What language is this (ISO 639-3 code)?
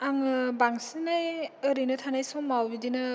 brx